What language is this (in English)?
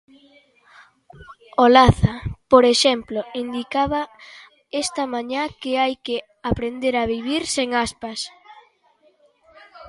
Galician